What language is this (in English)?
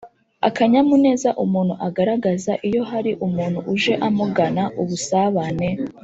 Kinyarwanda